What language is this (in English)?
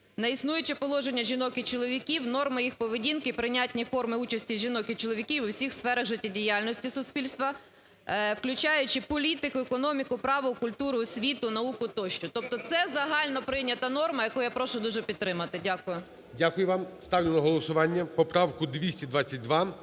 Ukrainian